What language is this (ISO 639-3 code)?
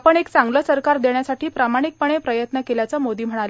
mar